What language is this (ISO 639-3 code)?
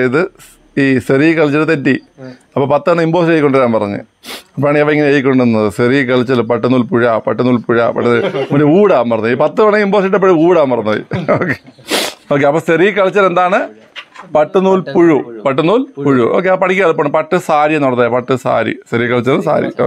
mal